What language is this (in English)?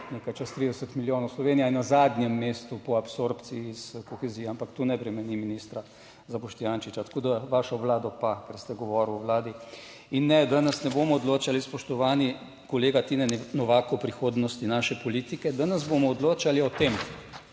Slovenian